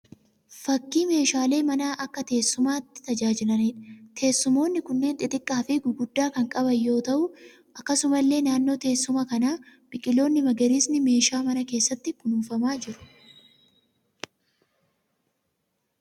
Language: Oromo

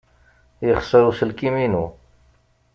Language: Kabyle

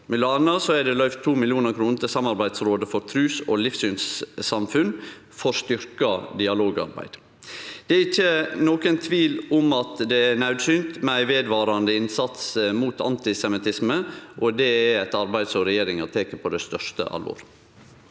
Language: Norwegian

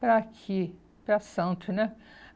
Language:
Portuguese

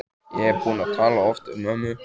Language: Icelandic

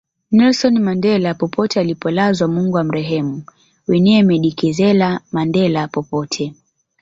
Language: Swahili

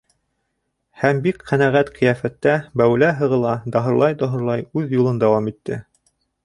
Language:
Bashkir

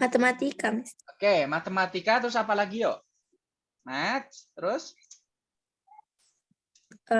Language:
Indonesian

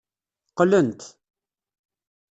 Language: Kabyle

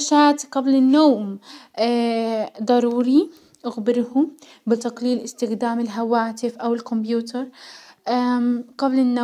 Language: Hijazi Arabic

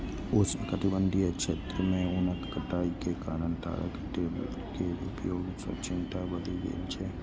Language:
Maithili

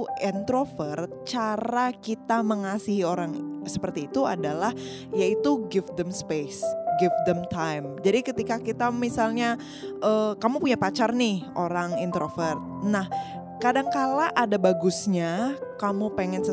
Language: Indonesian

